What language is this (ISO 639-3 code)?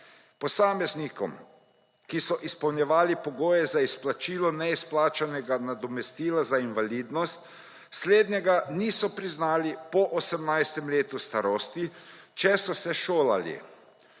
slv